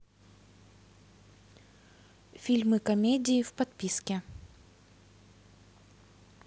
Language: Russian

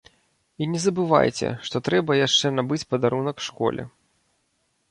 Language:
Belarusian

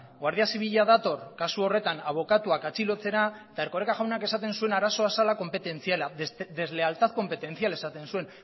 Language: Basque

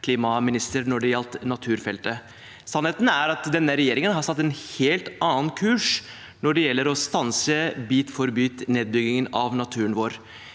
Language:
Norwegian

